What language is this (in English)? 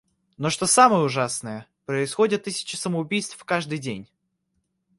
Russian